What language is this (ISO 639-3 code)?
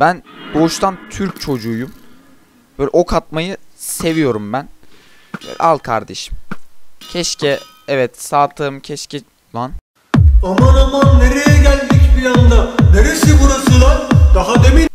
tur